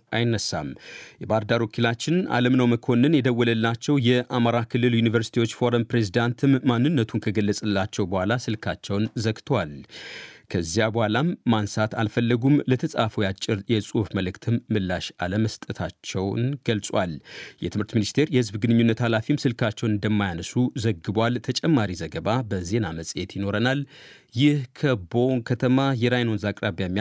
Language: Amharic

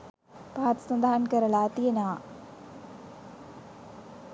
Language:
Sinhala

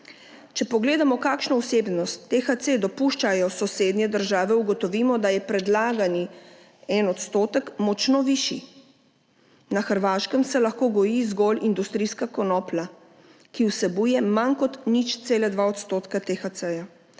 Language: Slovenian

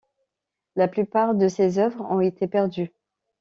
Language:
French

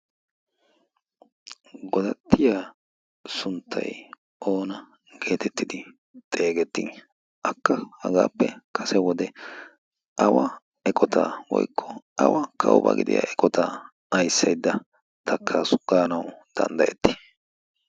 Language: Wolaytta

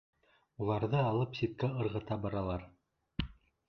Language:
Bashkir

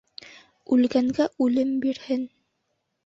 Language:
Bashkir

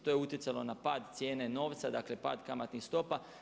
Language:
Croatian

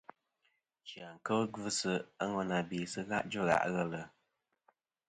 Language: Kom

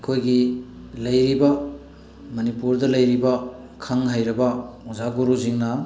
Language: Manipuri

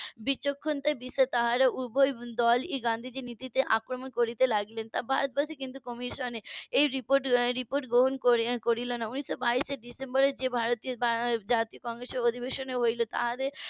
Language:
Bangla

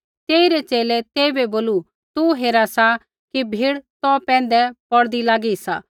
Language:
Kullu Pahari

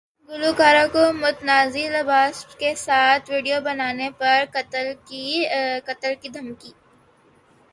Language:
Urdu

